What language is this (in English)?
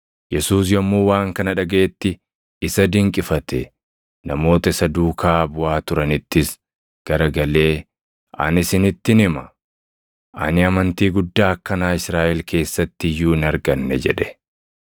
Oromo